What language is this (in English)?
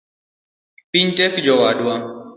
Luo (Kenya and Tanzania)